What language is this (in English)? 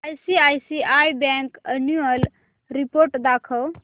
Marathi